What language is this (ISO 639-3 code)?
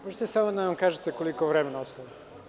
srp